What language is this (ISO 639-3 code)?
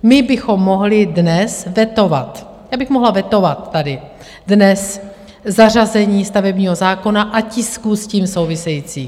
ces